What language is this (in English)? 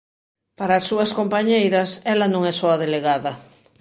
Galician